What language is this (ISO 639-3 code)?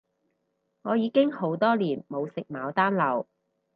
yue